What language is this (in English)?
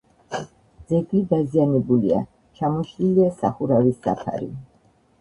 Georgian